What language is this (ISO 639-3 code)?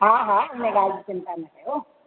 snd